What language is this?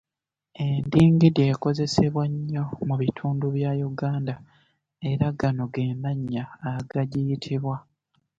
Ganda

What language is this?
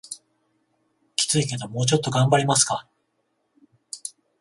Japanese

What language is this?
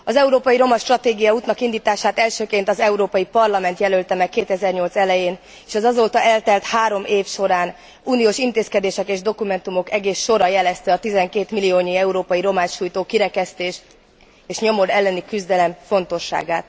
Hungarian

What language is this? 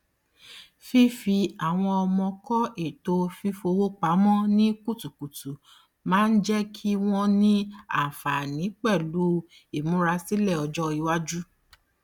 Yoruba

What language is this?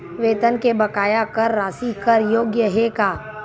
Chhattisgarhi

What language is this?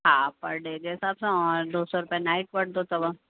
Sindhi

